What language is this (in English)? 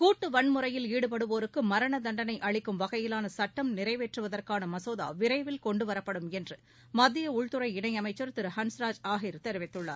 Tamil